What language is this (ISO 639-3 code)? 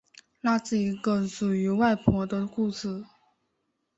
zho